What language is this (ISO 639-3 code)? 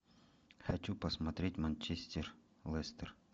rus